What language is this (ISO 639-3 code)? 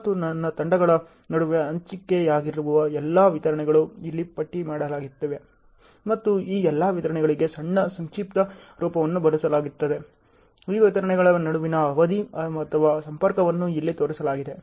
kan